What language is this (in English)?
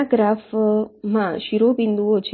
Gujarati